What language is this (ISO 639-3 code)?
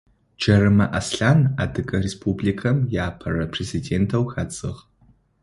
ady